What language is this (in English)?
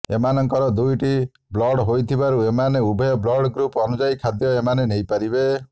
Odia